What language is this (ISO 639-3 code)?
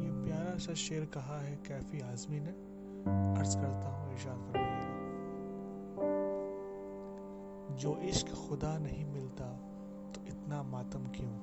urd